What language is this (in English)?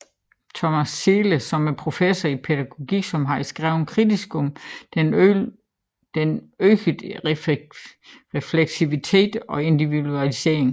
Danish